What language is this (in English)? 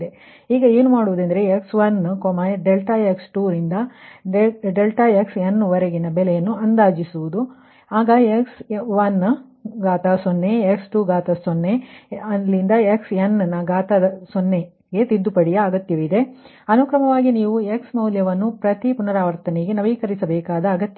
Kannada